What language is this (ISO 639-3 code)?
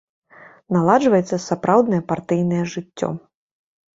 bel